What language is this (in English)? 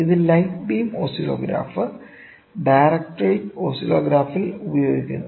Malayalam